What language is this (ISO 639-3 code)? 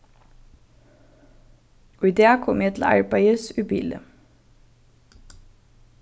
fao